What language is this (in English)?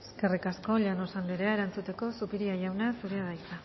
Basque